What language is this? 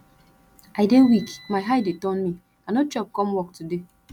Nigerian Pidgin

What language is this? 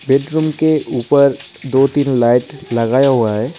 Hindi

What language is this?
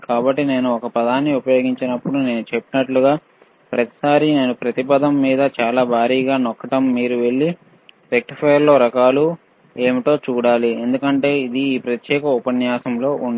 Telugu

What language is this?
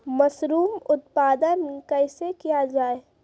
Maithili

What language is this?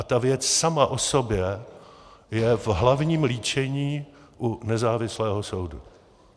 Czech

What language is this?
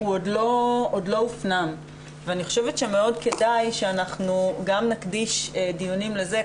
Hebrew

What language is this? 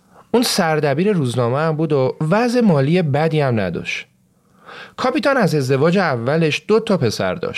Persian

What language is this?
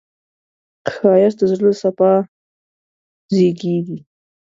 Pashto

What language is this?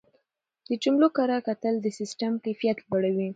Pashto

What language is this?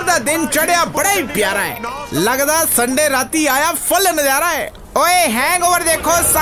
Punjabi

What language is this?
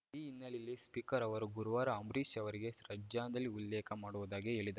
Kannada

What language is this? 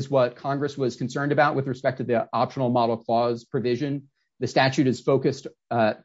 English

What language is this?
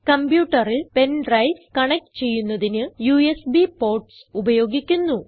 Malayalam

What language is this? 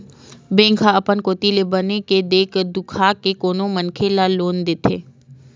Chhattisgarhi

